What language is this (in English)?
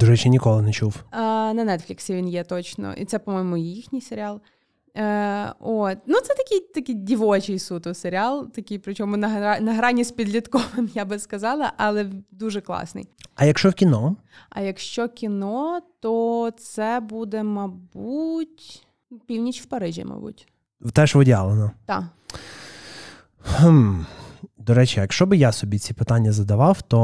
Ukrainian